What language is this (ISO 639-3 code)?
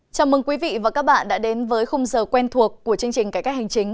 vie